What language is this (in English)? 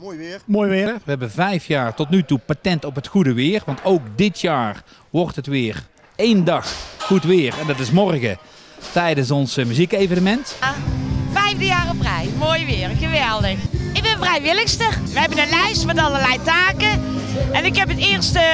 Dutch